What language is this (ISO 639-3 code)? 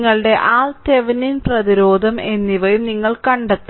mal